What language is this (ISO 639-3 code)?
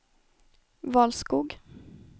swe